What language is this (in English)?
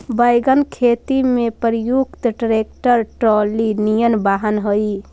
Magahi